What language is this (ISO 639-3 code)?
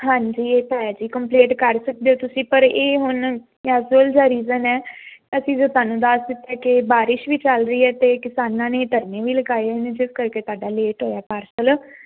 pan